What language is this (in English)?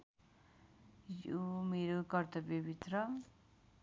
Nepali